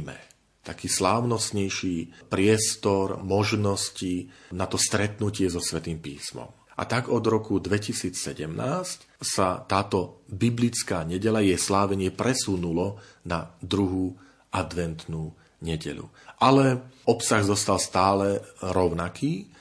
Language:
Slovak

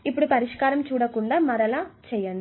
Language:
Telugu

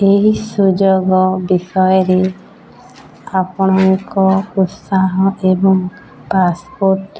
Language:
Odia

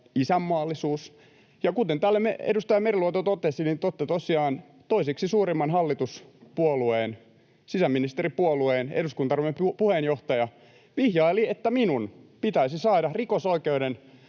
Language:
Finnish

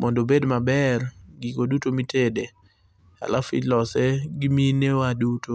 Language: Luo (Kenya and Tanzania)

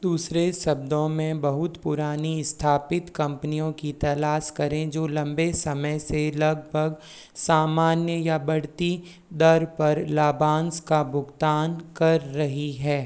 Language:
Hindi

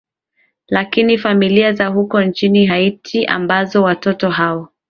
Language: Swahili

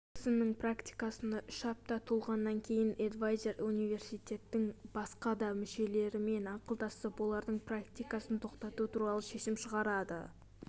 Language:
Kazakh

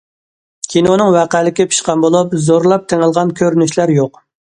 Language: Uyghur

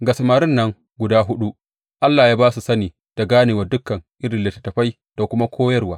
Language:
Hausa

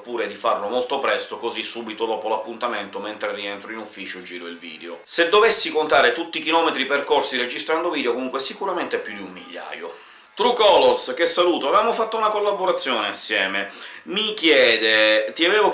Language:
Italian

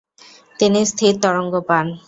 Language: Bangla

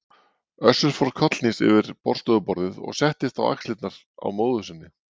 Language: Icelandic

